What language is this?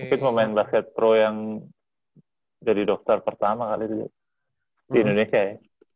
Indonesian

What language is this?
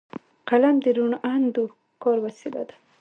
Pashto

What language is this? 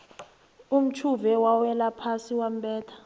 South Ndebele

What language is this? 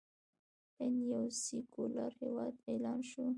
Pashto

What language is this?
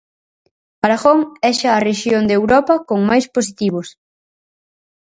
Galician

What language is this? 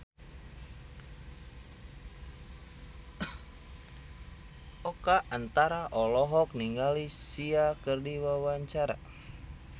Sundanese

